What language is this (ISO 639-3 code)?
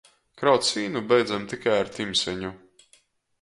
ltg